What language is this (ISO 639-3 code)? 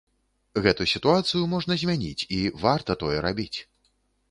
bel